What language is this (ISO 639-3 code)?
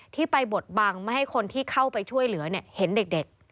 tha